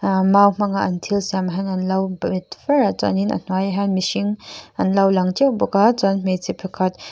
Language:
Mizo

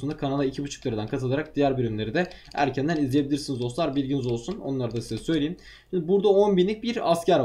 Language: Turkish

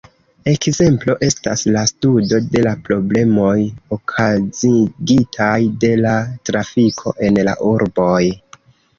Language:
Esperanto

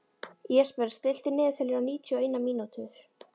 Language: Icelandic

